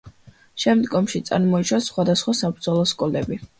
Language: Georgian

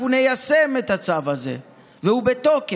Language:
Hebrew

